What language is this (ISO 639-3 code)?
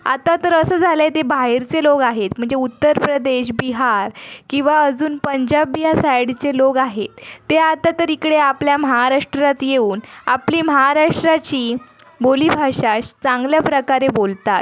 mar